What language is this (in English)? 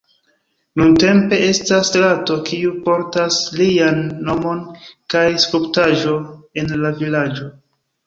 Esperanto